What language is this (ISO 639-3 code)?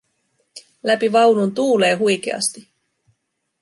fin